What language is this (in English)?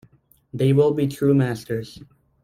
English